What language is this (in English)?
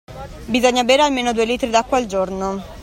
Italian